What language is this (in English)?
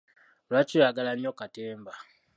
Ganda